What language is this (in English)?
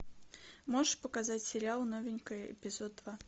Russian